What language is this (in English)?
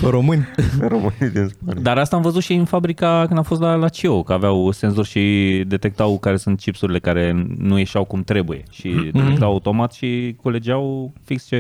Romanian